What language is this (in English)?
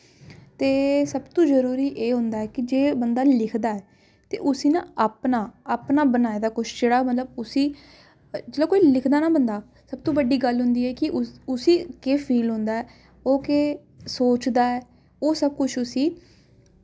Dogri